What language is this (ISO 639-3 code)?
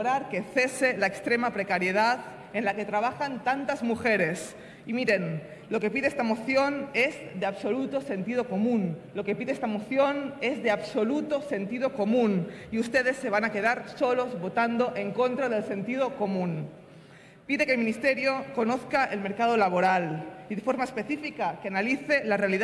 spa